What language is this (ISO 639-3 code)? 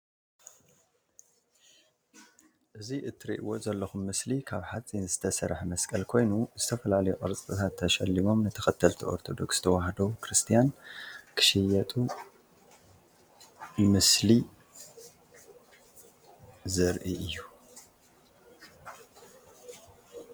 tir